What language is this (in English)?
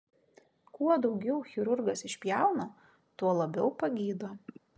Lithuanian